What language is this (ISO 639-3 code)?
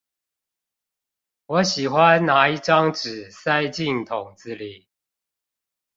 zho